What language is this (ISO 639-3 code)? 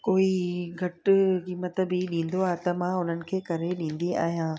snd